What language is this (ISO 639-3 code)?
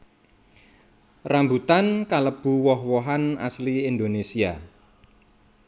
jav